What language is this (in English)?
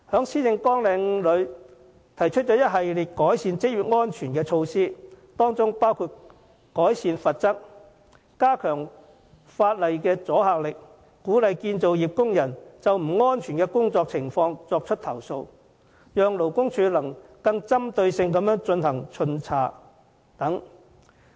Cantonese